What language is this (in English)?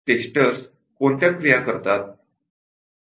Marathi